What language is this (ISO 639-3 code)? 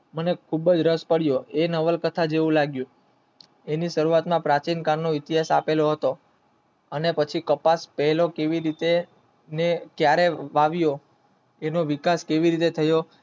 guj